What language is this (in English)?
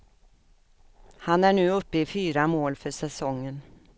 Swedish